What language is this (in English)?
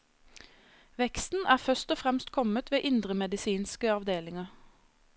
Norwegian